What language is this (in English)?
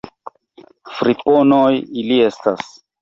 Esperanto